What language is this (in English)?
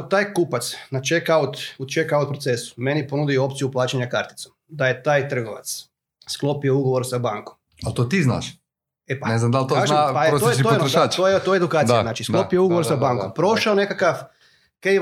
Croatian